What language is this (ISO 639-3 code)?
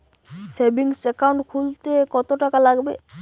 ben